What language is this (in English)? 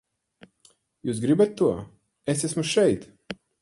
Latvian